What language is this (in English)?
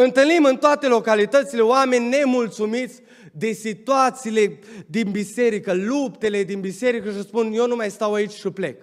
Romanian